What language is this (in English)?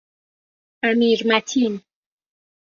Persian